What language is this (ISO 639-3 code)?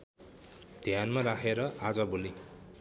nep